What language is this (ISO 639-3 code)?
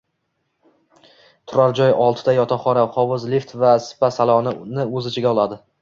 uzb